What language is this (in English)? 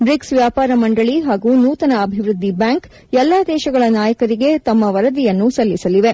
Kannada